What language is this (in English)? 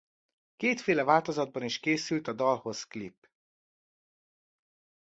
Hungarian